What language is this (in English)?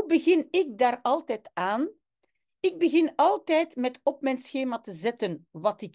Dutch